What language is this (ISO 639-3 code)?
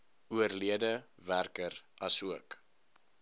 afr